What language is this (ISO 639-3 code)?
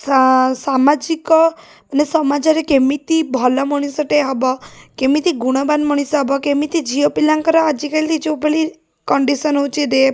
ori